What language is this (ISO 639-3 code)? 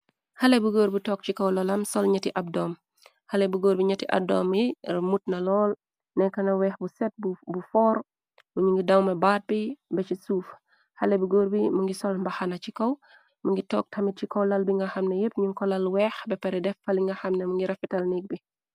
wol